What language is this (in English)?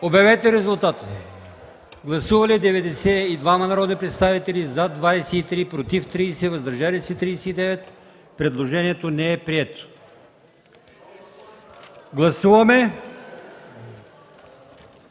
Bulgarian